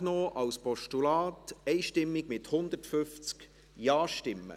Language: Swiss German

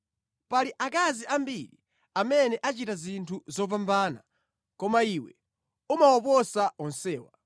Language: Nyanja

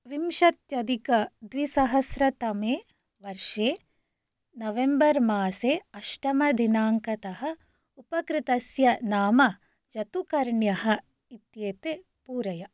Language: Sanskrit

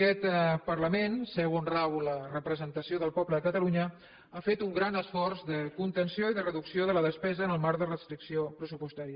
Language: Catalan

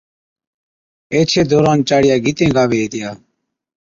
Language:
Od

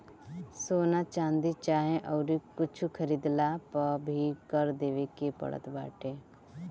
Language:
Bhojpuri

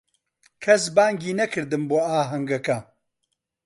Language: Central Kurdish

